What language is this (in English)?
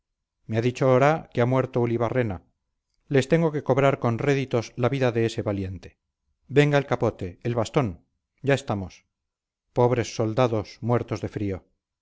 Spanish